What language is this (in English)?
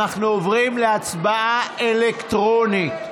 Hebrew